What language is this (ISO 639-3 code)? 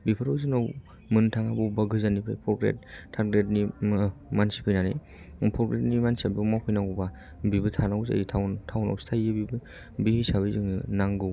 brx